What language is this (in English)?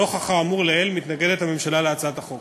Hebrew